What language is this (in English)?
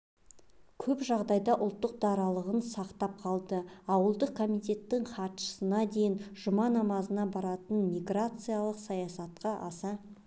Kazakh